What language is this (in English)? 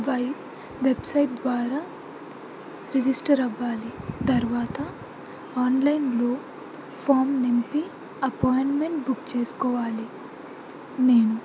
Telugu